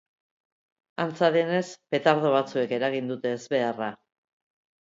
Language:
Basque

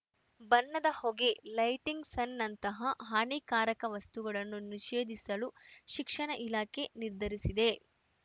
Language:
Kannada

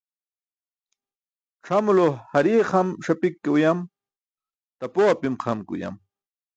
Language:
Burushaski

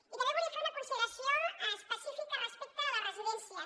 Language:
Catalan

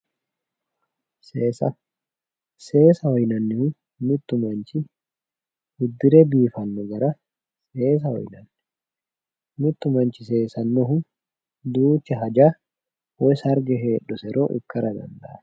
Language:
Sidamo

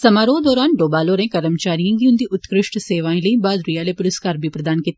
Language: Dogri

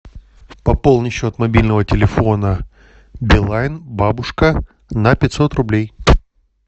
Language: Russian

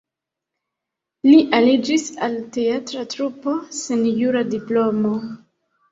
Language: Esperanto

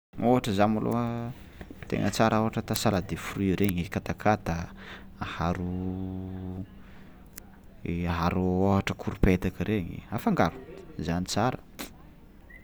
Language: Tsimihety Malagasy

